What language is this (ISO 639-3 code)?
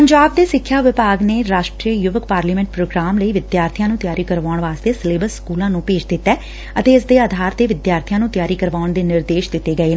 pan